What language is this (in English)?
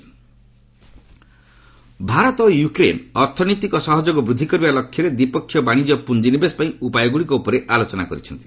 Odia